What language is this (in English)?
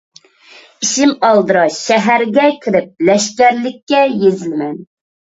Uyghur